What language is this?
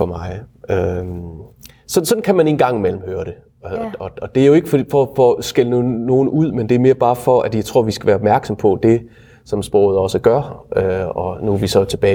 Danish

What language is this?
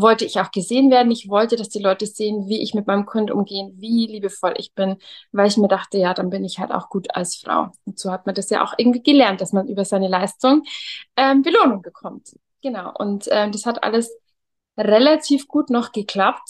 German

